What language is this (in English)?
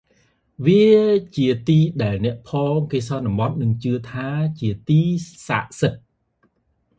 Khmer